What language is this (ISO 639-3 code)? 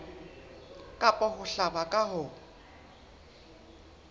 sot